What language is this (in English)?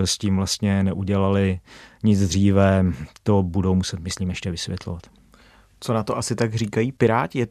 Czech